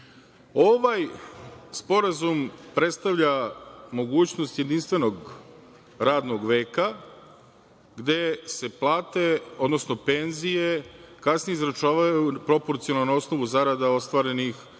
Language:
Serbian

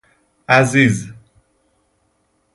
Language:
Persian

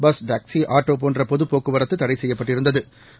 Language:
Tamil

